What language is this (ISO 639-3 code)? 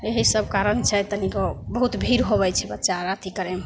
mai